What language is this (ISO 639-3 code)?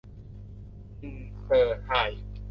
tha